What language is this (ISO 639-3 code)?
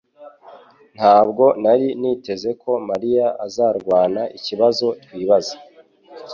kin